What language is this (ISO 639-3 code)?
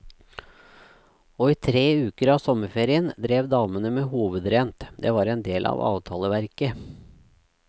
nor